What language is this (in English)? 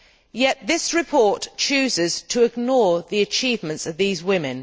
English